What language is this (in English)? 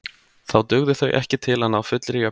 Icelandic